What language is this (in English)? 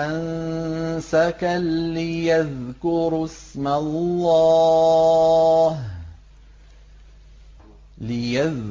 Arabic